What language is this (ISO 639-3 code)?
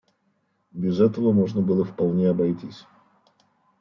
rus